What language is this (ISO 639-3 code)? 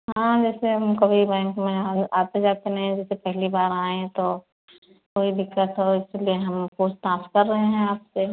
hin